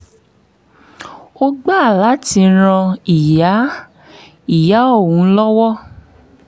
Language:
Yoruba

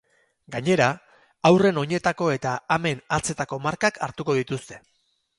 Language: Basque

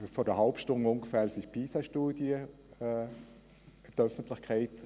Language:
Swiss German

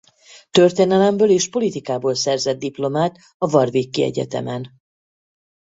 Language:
Hungarian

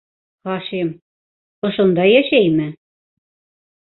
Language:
Bashkir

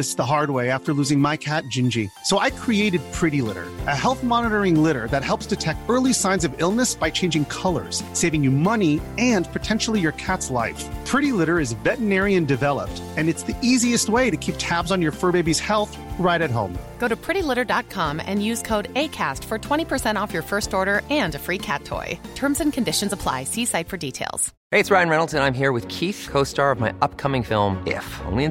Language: Swedish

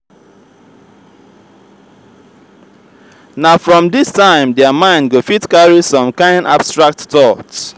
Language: Nigerian Pidgin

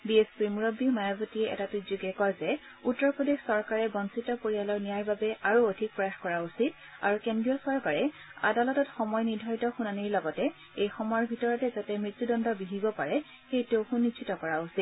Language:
Assamese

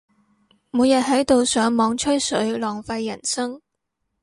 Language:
Cantonese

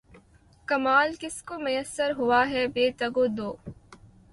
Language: Urdu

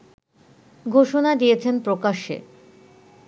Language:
Bangla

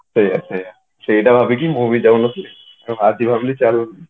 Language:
Odia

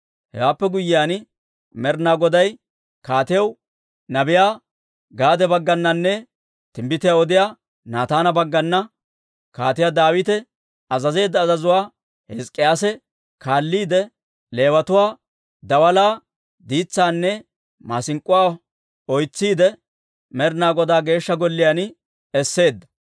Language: Dawro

